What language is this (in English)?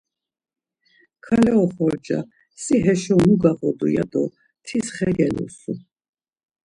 Laz